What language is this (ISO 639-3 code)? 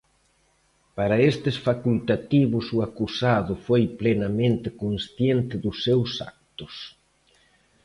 glg